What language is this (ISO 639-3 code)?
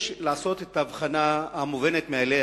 heb